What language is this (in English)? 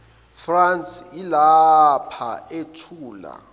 Zulu